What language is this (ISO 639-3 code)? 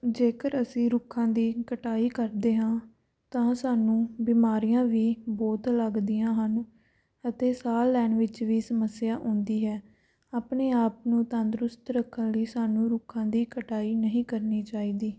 pan